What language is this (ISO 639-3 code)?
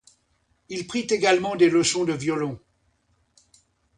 fra